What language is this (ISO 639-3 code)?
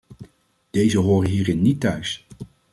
nld